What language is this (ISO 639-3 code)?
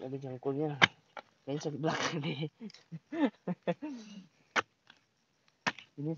ind